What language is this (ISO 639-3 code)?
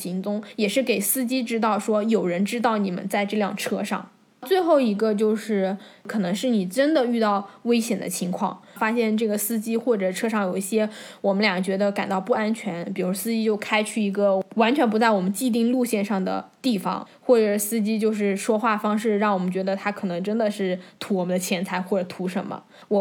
zho